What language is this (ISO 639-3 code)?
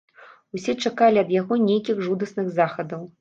bel